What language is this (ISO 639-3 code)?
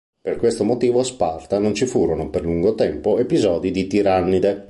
ita